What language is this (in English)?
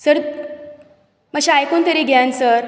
Konkani